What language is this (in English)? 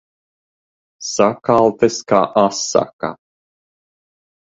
Latvian